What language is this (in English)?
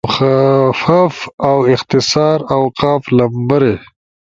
Ushojo